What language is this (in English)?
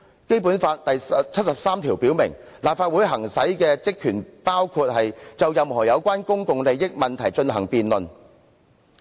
Cantonese